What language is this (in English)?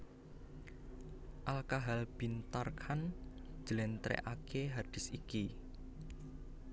Javanese